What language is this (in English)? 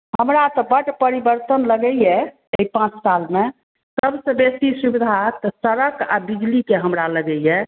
Maithili